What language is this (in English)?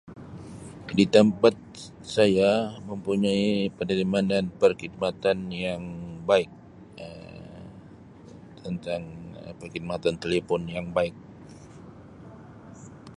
Sabah Malay